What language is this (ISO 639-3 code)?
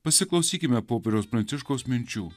lit